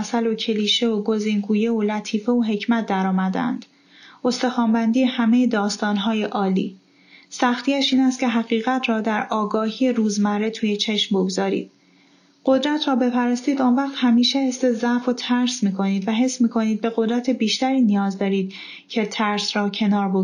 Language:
Persian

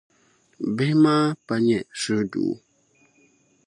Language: Dagbani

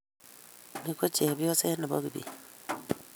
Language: Kalenjin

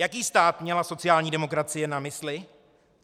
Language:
Czech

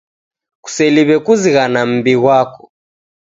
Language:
Taita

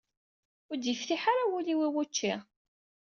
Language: Kabyle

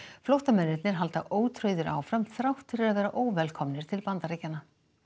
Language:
Icelandic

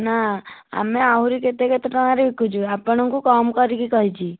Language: Odia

